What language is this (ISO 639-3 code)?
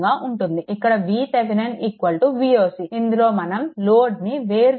tel